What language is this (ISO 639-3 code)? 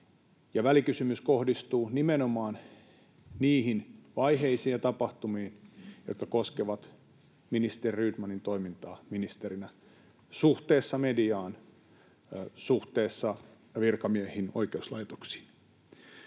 fin